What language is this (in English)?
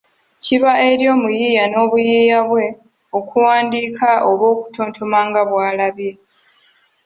Ganda